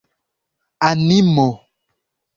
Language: Esperanto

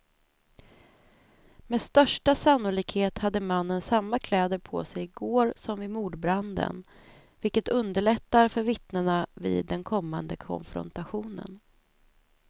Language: Swedish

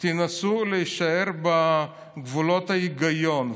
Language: Hebrew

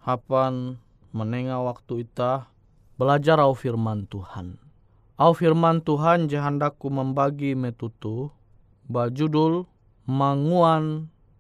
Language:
Indonesian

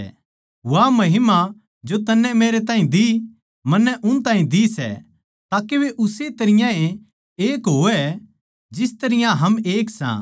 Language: Haryanvi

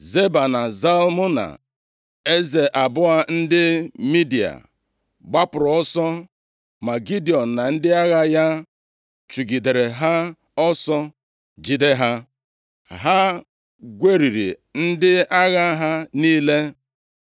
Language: Igbo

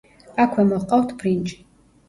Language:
Georgian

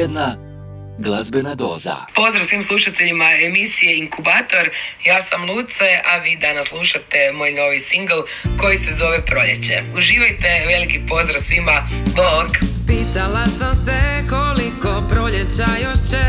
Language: Croatian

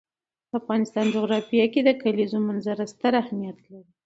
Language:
Pashto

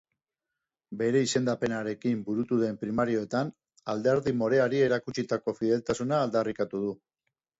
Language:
Basque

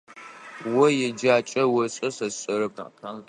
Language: Adyghe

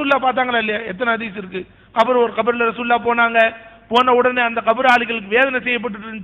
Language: Arabic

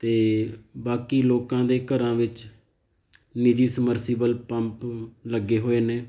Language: Punjabi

